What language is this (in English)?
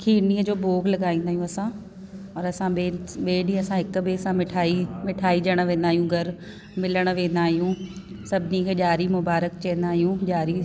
Sindhi